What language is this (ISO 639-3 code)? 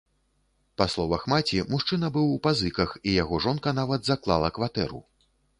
bel